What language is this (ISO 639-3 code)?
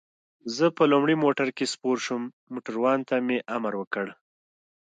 pus